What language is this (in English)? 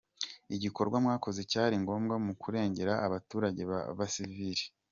Kinyarwanda